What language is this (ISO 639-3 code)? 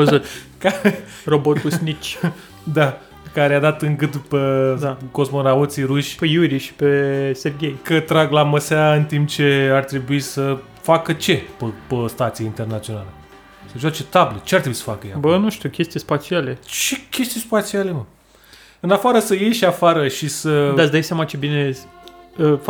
ron